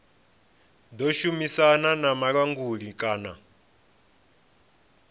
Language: Venda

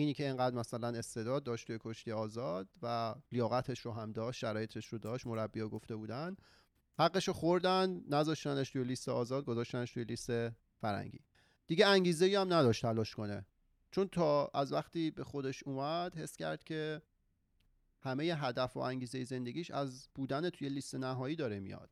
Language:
Persian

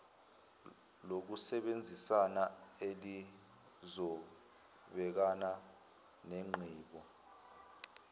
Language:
Zulu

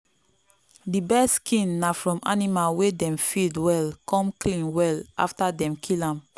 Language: Nigerian Pidgin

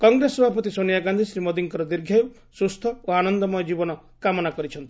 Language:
Odia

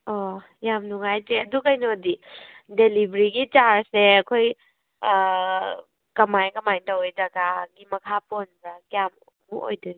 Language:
Manipuri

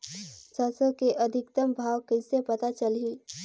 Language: Chhattisgarhi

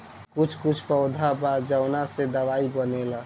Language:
Bhojpuri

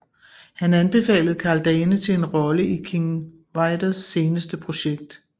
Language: Danish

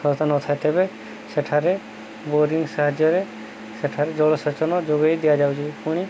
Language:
Odia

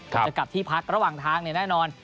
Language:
Thai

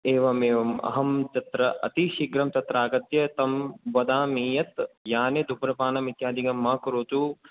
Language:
Sanskrit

